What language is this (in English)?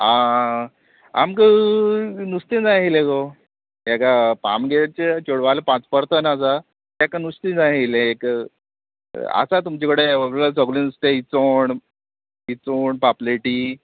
Konkani